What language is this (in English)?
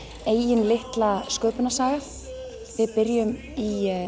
Icelandic